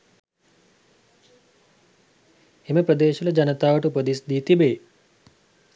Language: Sinhala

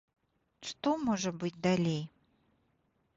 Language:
Belarusian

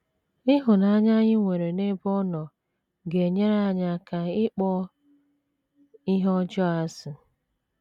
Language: Igbo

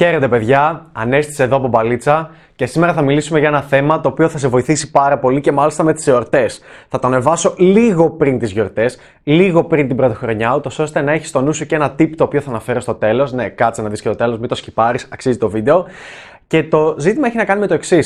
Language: Greek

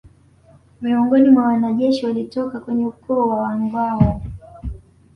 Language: Swahili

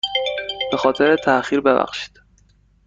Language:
Persian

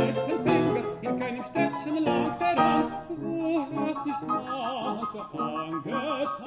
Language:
French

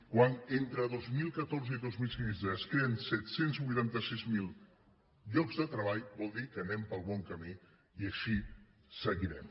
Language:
Catalan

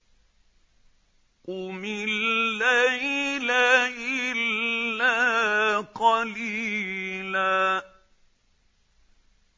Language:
Arabic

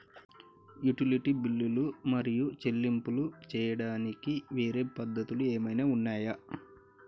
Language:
Telugu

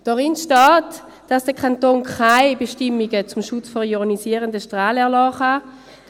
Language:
Swiss German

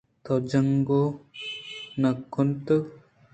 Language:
Eastern Balochi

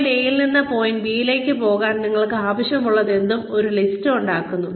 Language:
Malayalam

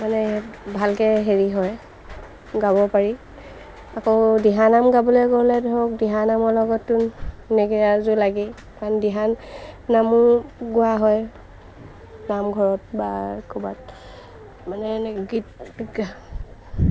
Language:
Assamese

